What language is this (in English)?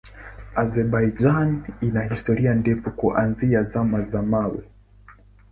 Swahili